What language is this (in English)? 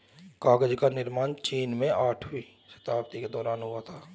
Hindi